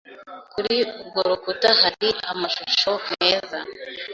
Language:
Kinyarwanda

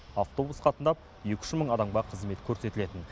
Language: Kazakh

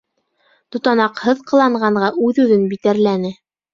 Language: Bashkir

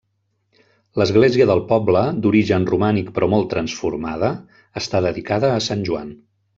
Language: Catalan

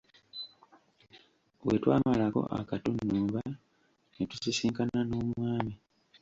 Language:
Ganda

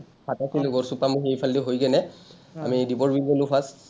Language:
Assamese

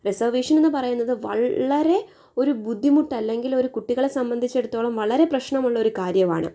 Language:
Malayalam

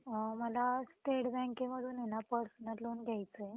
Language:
Marathi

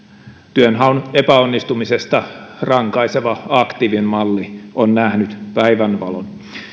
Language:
Finnish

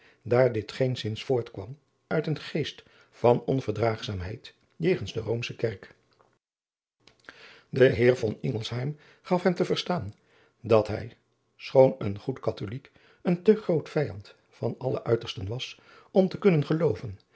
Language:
Dutch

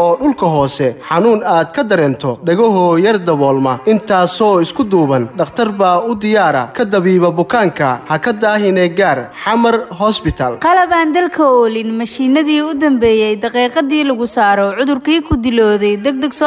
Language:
Arabic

